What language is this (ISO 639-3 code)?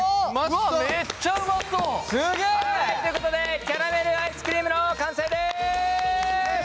jpn